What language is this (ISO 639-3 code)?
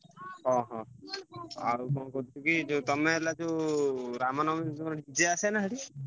ori